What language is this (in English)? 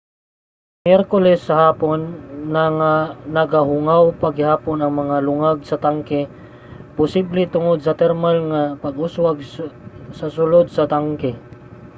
Cebuano